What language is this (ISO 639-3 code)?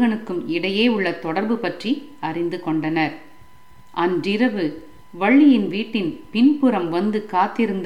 tam